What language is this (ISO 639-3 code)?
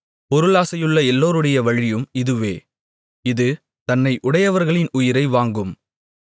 tam